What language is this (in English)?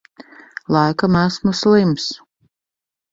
Latvian